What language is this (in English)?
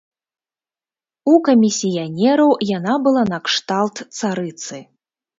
Belarusian